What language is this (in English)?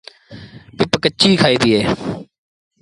Sindhi Bhil